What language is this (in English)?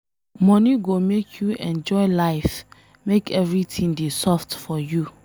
Nigerian Pidgin